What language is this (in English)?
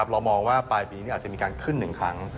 Thai